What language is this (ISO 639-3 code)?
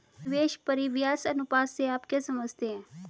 hin